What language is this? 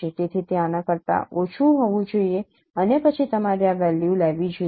Gujarati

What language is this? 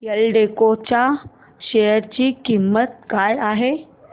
Marathi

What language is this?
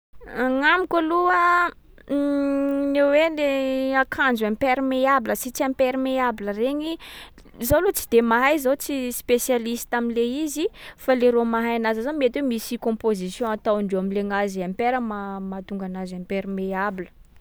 Sakalava Malagasy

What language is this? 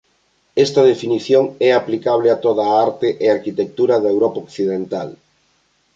Galician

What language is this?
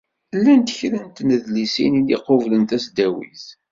Kabyle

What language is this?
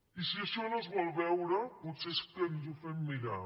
Catalan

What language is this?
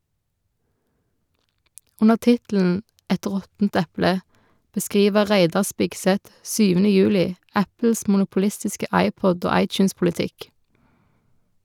Norwegian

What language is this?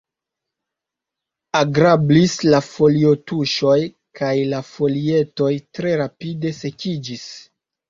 Esperanto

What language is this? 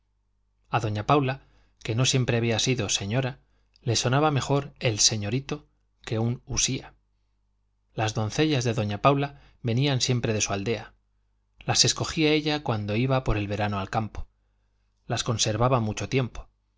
Spanish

